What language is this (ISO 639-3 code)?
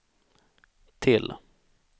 swe